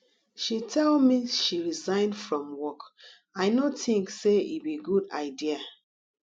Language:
Nigerian Pidgin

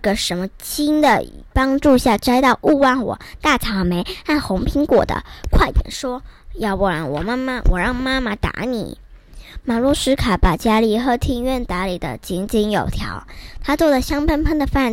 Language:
Chinese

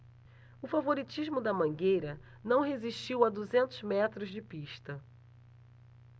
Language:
Portuguese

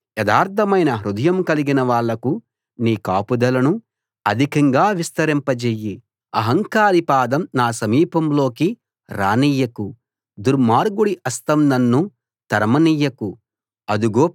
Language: Telugu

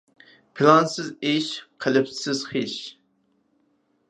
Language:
Uyghur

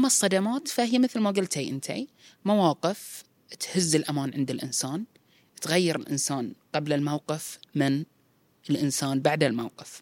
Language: Arabic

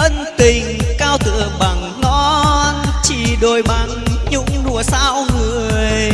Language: Vietnamese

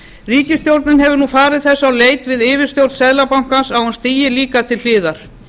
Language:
Icelandic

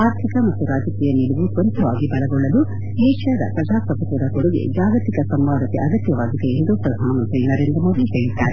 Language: Kannada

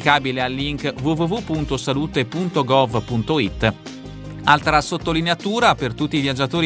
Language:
Italian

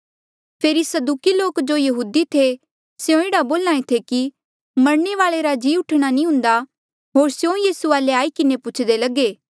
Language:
Mandeali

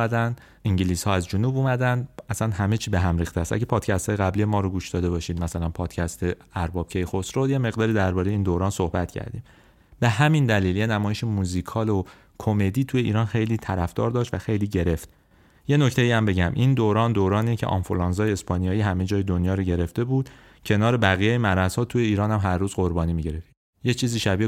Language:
Persian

